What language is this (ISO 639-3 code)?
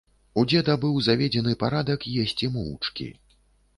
bel